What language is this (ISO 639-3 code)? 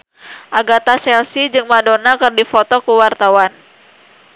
sun